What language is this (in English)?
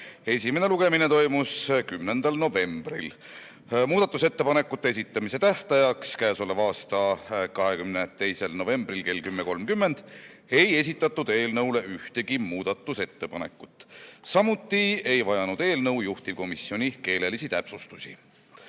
Estonian